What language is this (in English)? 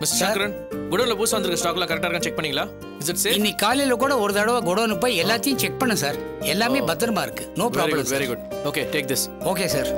Hindi